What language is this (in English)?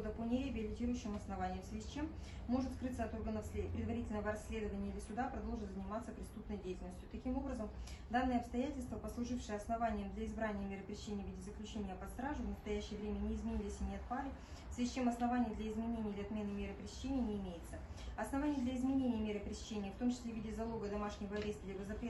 Russian